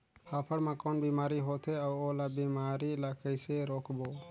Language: Chhattisgarhi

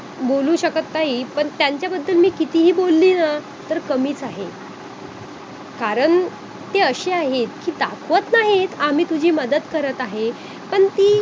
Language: Marathi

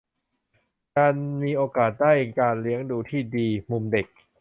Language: Thai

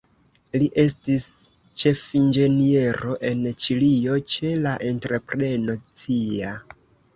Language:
Esperanto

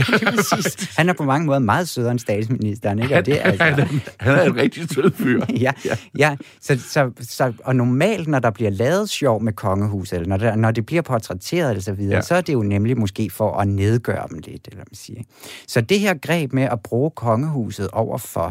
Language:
Danish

